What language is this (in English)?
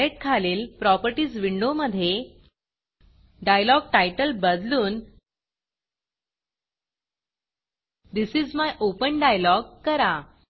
Marathi